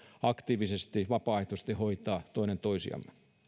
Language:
Finnish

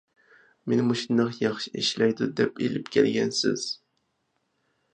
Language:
Uyghur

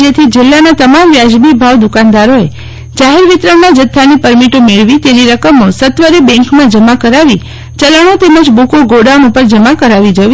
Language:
Gujarati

